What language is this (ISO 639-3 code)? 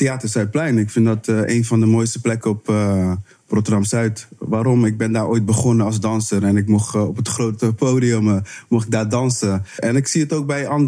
nld